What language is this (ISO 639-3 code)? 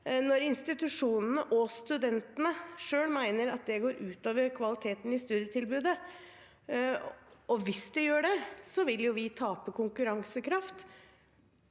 nor